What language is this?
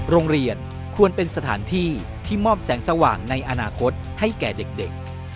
Thai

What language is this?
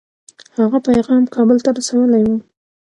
Pashto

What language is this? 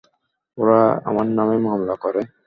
Bangla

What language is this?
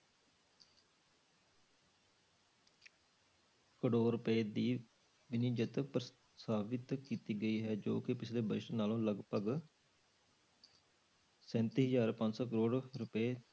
Punjabi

